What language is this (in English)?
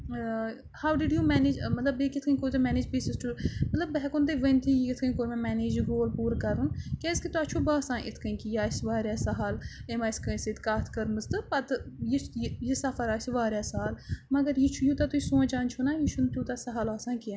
Kashmiri